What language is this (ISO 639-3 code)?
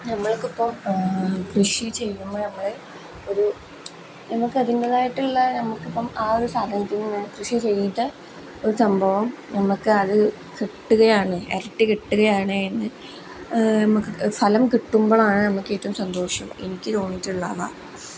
mal